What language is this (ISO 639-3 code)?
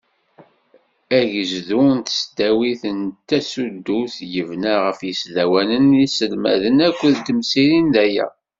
kab